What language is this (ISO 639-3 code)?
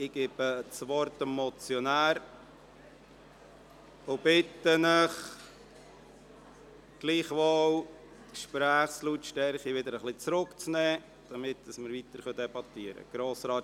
gsw